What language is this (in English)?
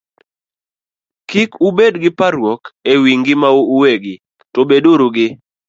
Luo (Kenya and Tanzania)